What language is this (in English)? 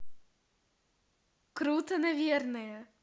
Russian